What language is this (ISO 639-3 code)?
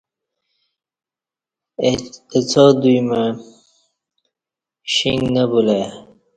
bsh